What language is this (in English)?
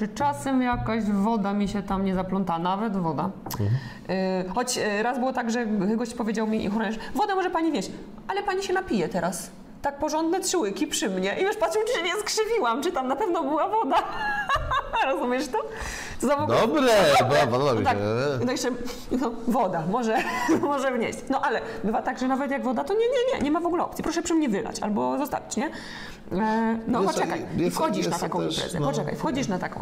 Polish